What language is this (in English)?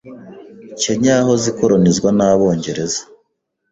Kinyarwanda